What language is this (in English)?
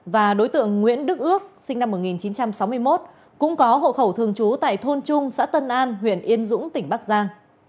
Vietnamese